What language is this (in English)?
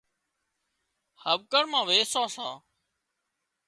Wadiyara Koli